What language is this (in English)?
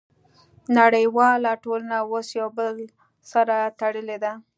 Pashto